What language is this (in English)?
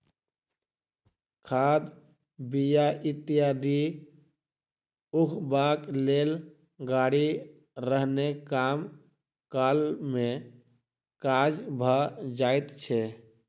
Maithili